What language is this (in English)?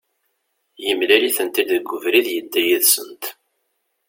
Kabyle